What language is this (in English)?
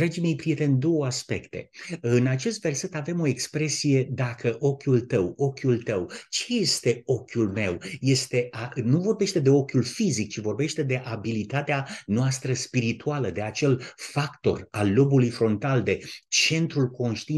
Romanian